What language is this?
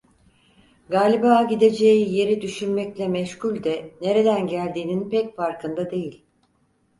Turkish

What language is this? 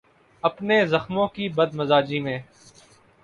Urdu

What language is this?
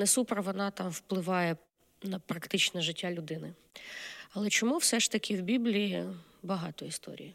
Ukrainian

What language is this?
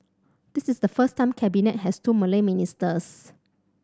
English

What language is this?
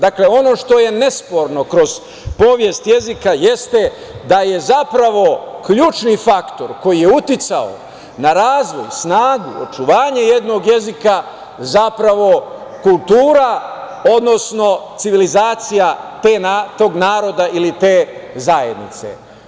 Serbian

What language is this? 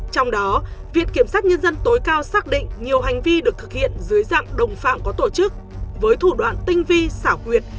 Vietnamese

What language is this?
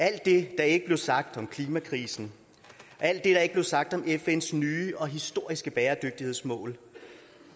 Danish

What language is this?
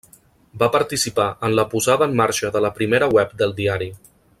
Catalan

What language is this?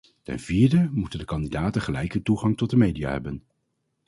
Dutch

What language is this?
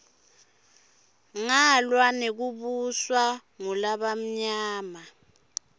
Swati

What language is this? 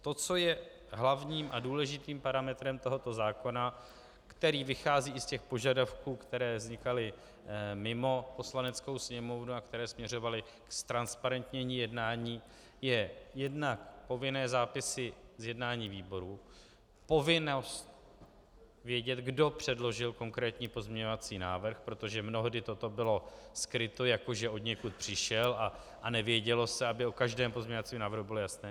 Czech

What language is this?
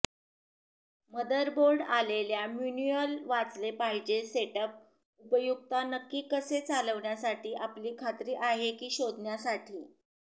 Marathi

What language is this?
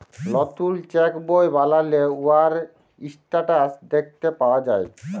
Bangla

